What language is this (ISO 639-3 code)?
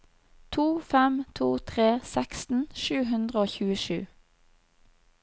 nor